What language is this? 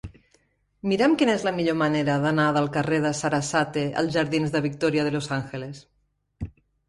Catalan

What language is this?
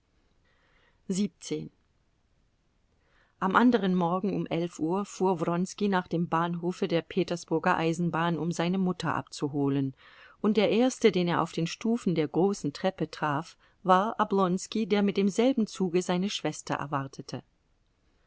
German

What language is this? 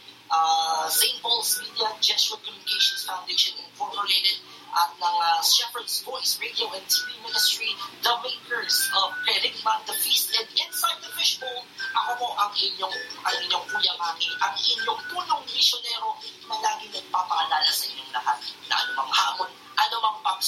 Filipino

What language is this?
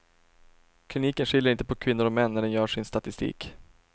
Swedish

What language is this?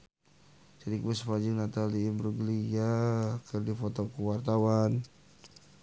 Sundanese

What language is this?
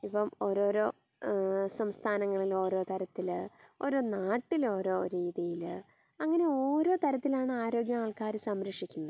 Malayalam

